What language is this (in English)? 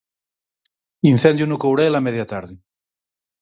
Galician